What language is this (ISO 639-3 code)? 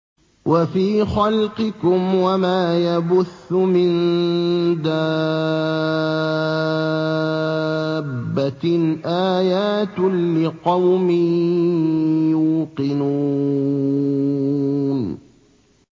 ara